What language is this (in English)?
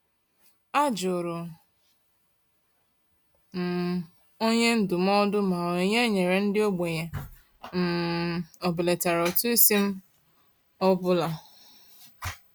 Igbo